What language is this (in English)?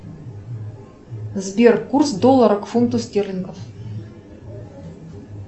Russian